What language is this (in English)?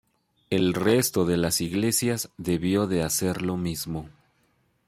Spanish